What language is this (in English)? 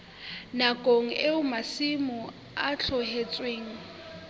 Southern Sotho